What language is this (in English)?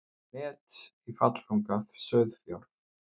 Icelandic